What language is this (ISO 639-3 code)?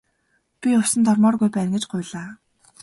mon